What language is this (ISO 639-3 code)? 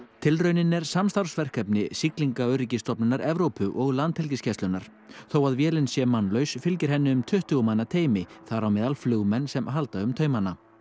isl